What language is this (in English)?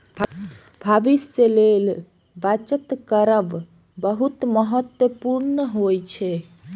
Maithili